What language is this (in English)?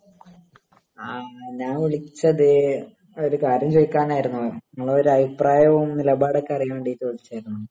Malayalam